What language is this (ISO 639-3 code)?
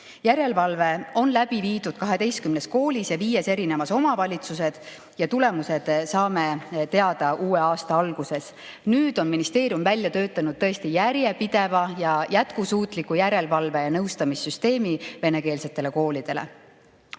est